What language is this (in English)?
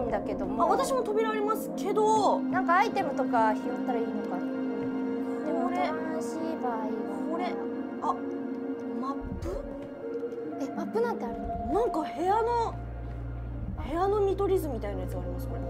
Japanese